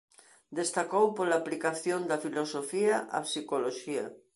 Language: Galician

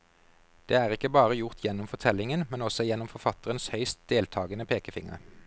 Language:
Norwegian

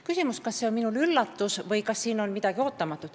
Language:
Estonian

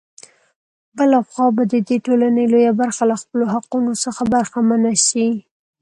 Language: Pashto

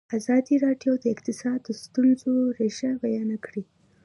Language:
Pashto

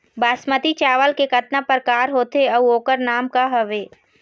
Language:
Chhattisgarhi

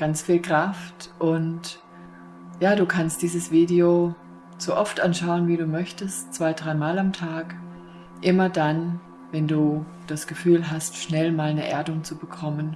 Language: German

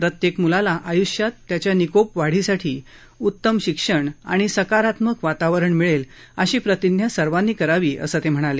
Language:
Marathi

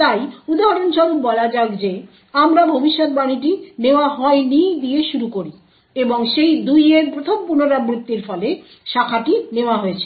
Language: Bangla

